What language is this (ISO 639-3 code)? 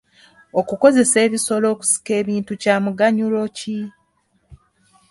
lug